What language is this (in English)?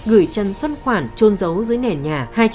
Vietnamese